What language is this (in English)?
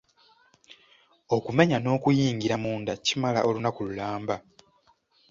Ganda